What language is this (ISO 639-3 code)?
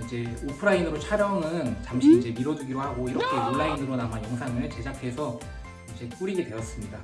kor